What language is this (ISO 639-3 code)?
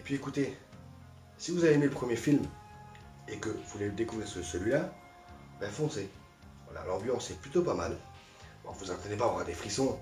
fra